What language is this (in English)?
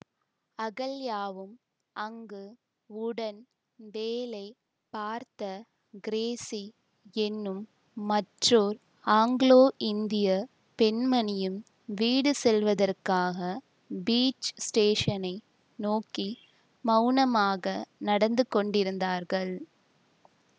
Tamil